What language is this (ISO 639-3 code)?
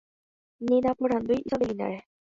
grn